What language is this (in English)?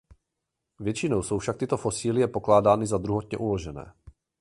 Czech